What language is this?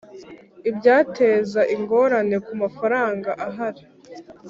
Kinyarwanda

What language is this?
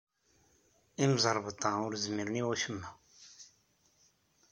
Kabyle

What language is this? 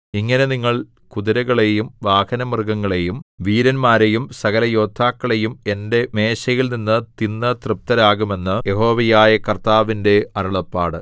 Malayalam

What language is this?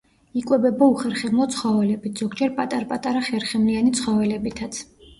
Georgian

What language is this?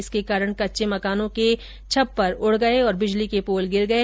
Hindi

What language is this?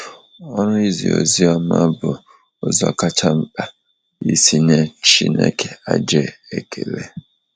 Igbo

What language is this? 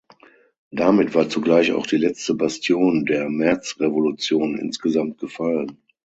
German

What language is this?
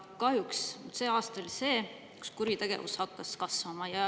Estonian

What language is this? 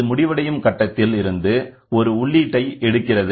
Tamil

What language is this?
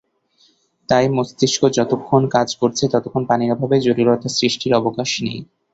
Bangla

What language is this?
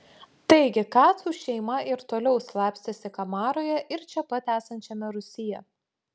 Lithuanian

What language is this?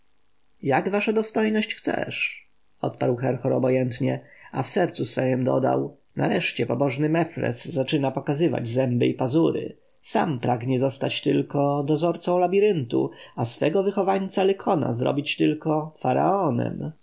Polish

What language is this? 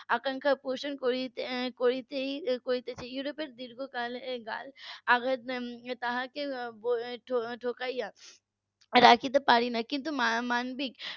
Bangla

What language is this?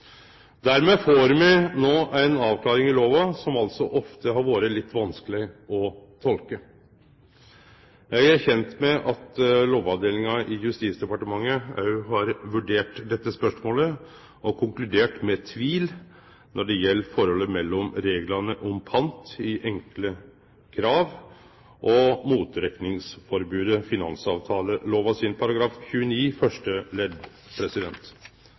Norwegian Nynorsk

